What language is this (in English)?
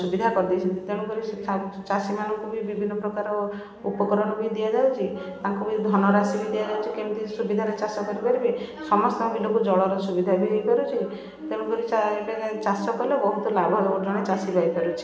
Odia